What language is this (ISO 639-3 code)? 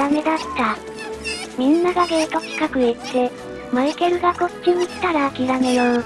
jpn